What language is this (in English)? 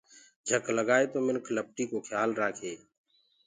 Gurgula